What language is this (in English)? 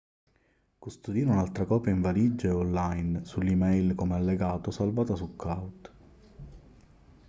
Italian